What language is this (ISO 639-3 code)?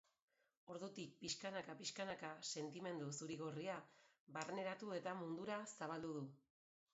eus